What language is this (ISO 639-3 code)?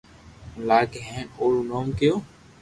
lrk